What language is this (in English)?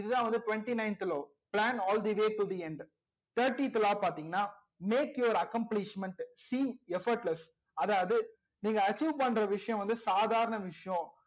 Tamil